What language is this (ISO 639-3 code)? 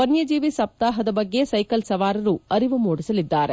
kan